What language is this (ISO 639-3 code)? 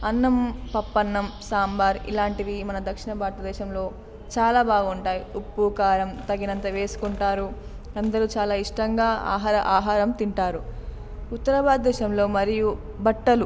tel